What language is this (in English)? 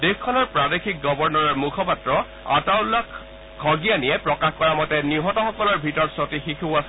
Assamese